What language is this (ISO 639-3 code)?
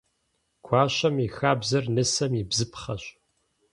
kbd